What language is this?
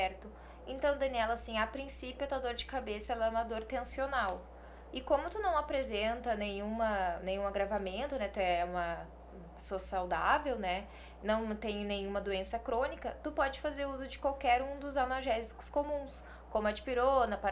Portuguese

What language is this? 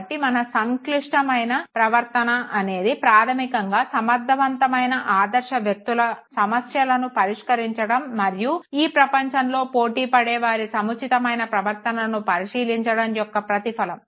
Telugu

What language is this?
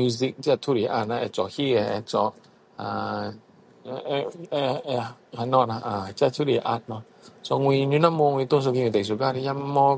Min Dong Chinese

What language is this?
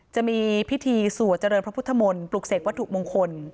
Thai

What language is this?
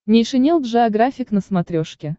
Russian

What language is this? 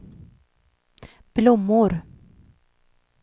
Swedish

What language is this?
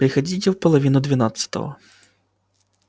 Russian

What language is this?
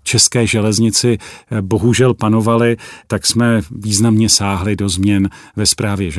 Czech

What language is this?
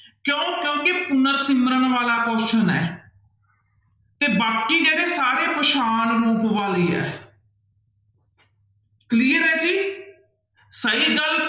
Punjabi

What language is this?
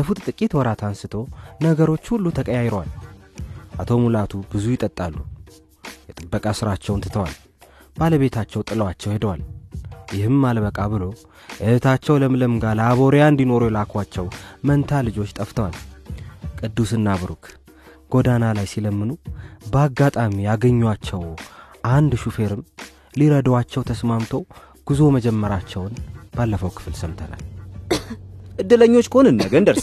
Amharic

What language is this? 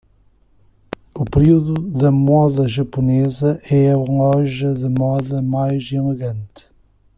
Portuguese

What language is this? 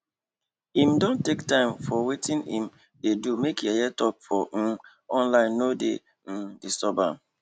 Nigerian Pidgin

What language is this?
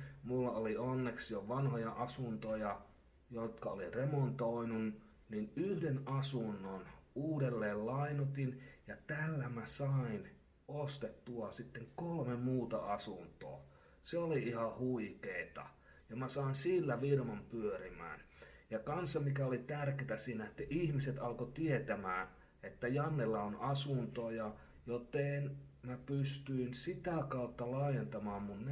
Finnish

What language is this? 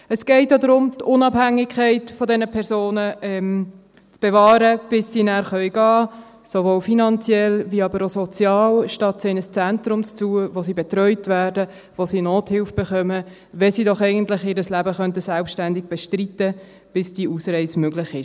Swiss German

